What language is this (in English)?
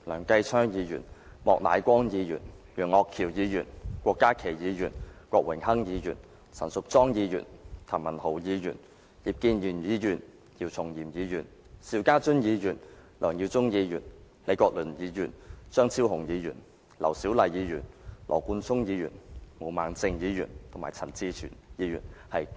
Cantonese